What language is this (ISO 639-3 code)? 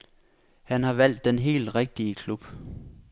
dan